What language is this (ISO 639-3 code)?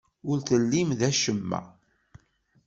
kab